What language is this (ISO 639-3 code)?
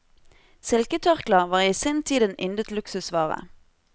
nor